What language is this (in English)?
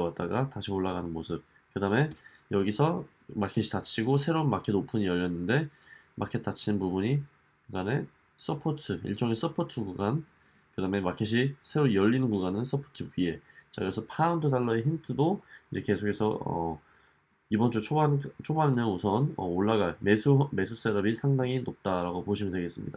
Korean